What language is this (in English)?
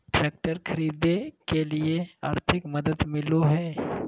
Magahi